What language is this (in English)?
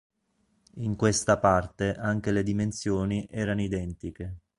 Italian